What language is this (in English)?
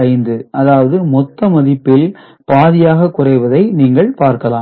Tamil